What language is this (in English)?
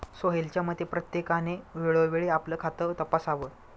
Marathi